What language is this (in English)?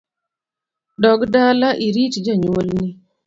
Luo (Kenya and Tanzania)